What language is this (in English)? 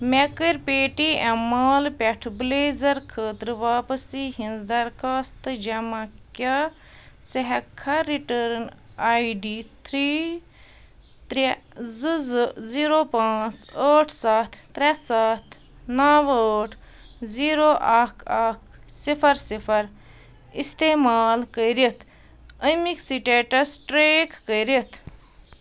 Kashmiri